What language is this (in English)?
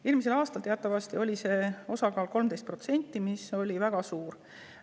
Estonian